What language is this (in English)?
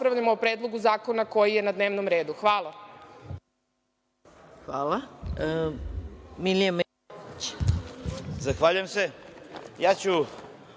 Serbian